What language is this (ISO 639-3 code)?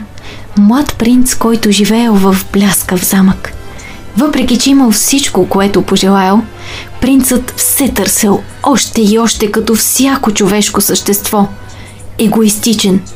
bul